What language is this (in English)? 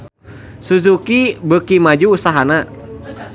Sundanese